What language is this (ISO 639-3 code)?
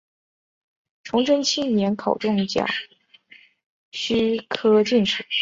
zho